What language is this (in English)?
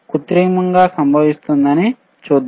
Telugu